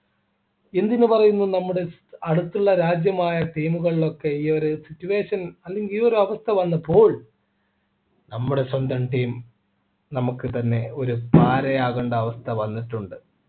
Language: Malayalam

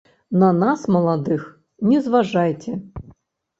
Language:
Belarusian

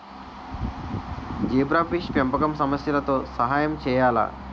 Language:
Telugu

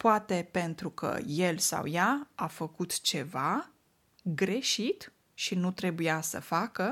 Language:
Romanian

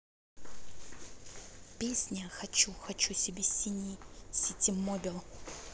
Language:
Russian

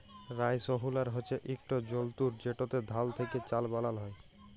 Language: Bangla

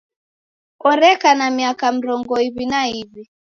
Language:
Taita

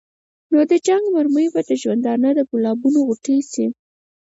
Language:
Pashto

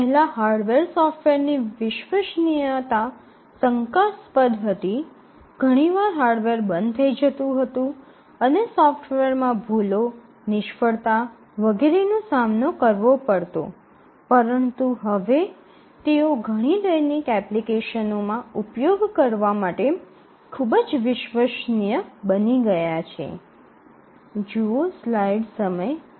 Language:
Gujarati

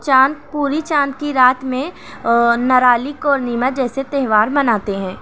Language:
Urdu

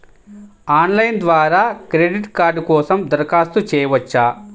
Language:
Telugu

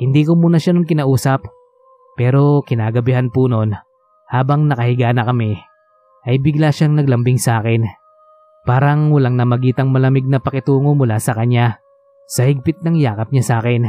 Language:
Filipino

